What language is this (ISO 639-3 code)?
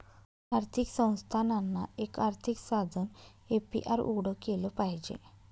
mar